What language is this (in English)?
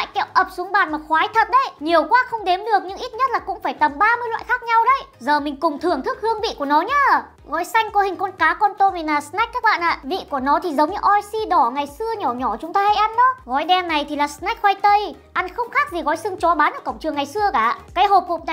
Vietnamese